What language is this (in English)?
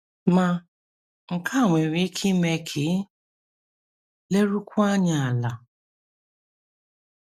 Igbo